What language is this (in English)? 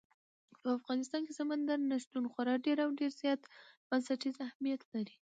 Pashto